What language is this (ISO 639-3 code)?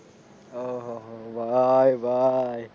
guj